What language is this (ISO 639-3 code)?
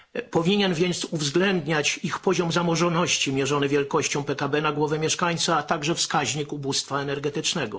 pol